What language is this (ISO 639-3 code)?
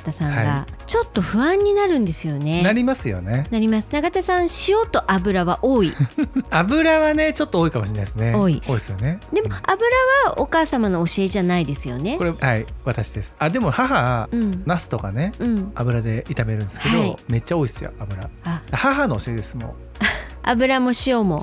jpn